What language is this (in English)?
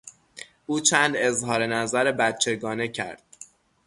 Persian